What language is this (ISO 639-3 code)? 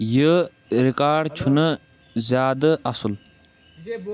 kas